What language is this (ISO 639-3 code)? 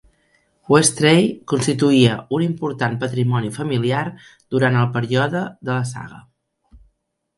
cat